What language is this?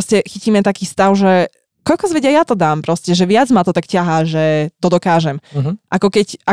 Slovak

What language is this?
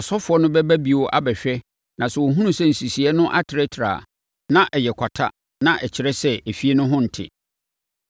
Akan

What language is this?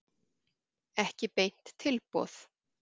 Icelandic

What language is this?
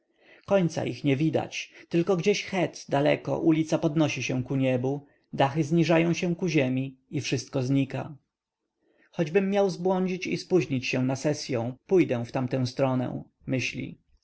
Polish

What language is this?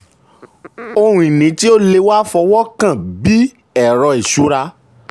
Yoruba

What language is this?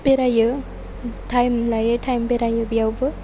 Bodo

